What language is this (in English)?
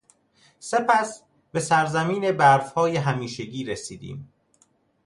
Persian